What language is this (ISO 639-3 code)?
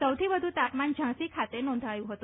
guj